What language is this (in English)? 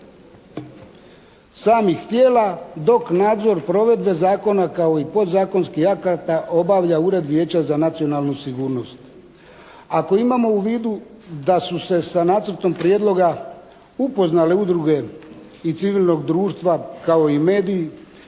Croatian